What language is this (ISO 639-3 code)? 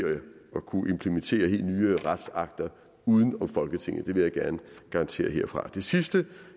dan